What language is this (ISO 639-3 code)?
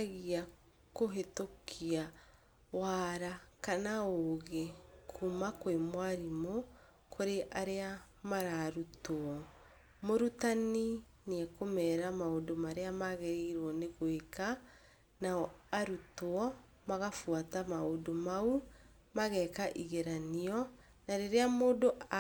kik